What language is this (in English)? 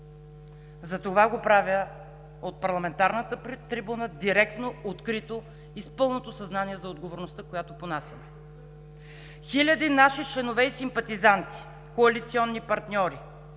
Bulgarian